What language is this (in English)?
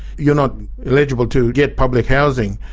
English